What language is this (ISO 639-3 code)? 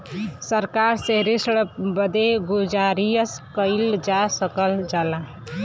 bho